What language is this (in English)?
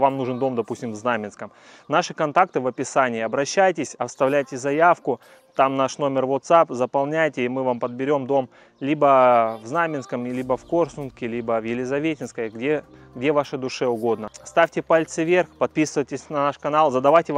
Russian